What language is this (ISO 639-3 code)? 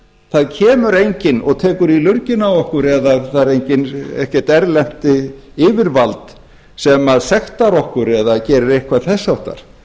isl